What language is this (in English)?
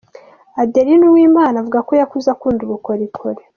Kinyarwanda